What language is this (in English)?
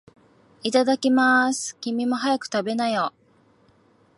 Japanese